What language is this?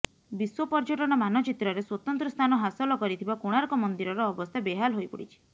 Odia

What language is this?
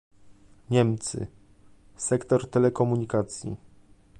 Polish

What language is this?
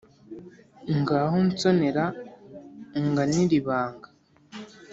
Kinyarwanda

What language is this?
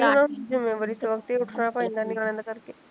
Punjabi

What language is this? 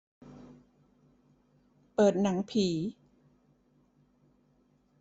Thai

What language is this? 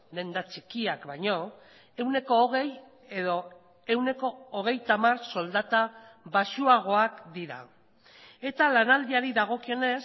Basque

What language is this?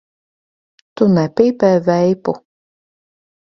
Latvian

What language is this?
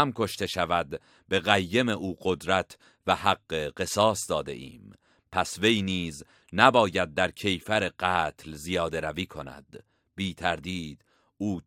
Persian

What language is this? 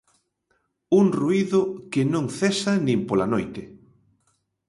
Galician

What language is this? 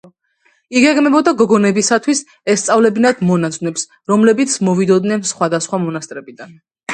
Georgian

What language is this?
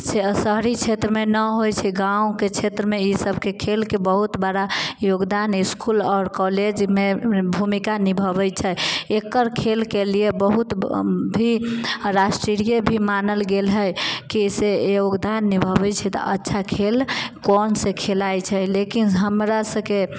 Maithili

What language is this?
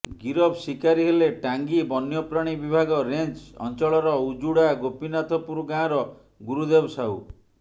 Odia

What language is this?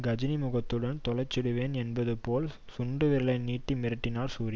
Tamil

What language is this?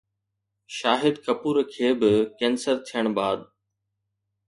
Sindhi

